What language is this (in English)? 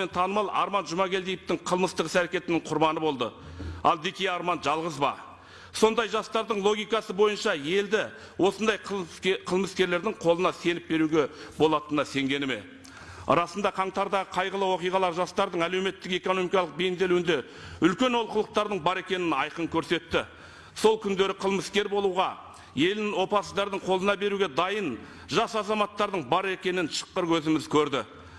Turkish